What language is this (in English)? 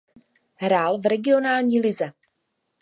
Czech